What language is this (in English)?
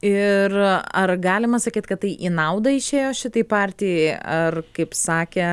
Lithuanian